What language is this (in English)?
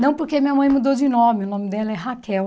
Portuguese